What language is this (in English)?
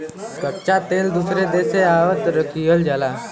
Bhojpuri